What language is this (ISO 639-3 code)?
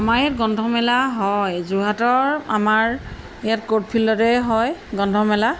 asm